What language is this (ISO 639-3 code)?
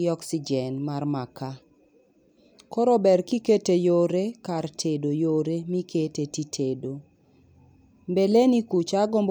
luo